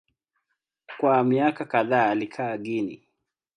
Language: Swahili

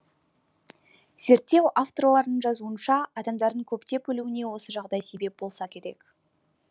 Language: Kazakh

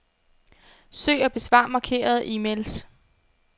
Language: Danish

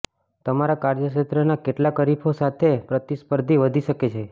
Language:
Gujarati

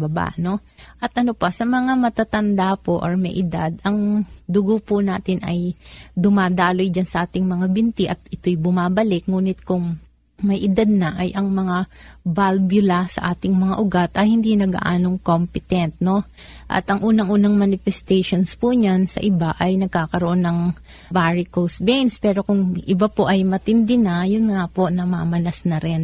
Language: Filipino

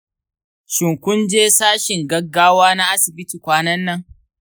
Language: Hausa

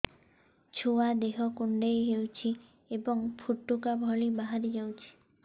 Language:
Odia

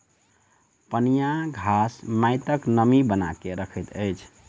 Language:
Maithili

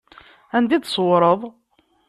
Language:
Kabyle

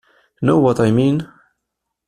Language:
Italian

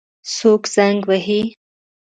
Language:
Pashto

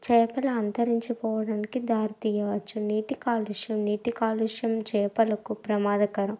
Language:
Telugu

